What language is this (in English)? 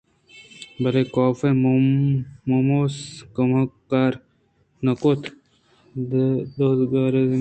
Eastern Balochi